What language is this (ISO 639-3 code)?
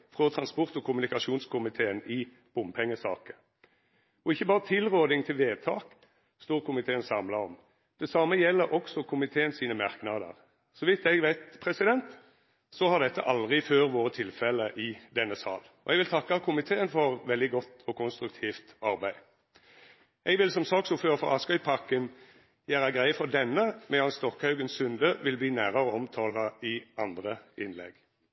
nno